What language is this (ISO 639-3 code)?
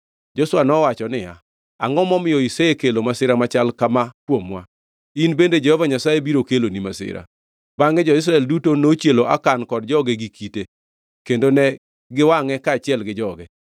luo